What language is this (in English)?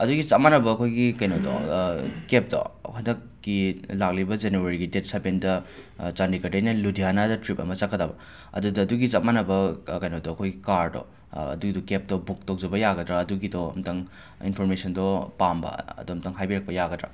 Manipuri